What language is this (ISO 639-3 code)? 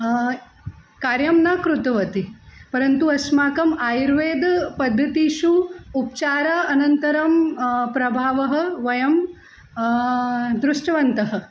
san